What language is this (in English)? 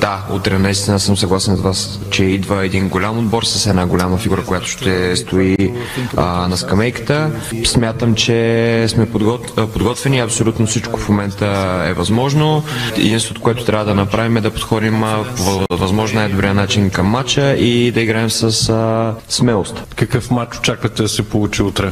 Bulgarian